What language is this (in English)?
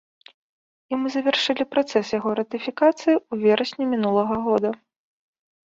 Belarusian